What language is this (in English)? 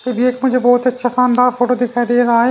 Hindi